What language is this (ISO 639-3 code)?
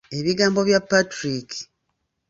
lug